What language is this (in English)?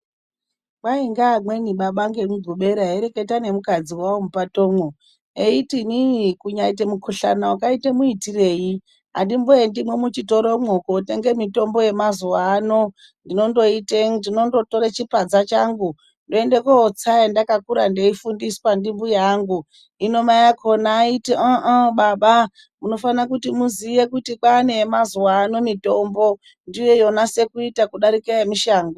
Ndau